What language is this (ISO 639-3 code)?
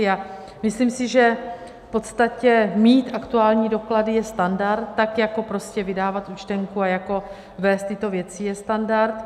ces